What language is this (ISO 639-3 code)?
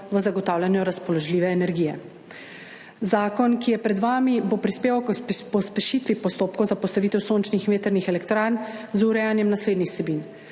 slv